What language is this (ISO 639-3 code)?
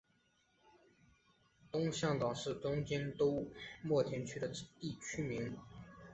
zho